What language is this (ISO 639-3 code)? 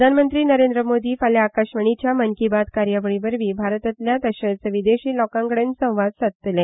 kok